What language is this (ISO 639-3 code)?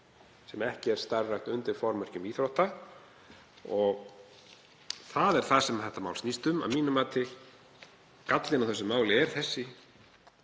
isl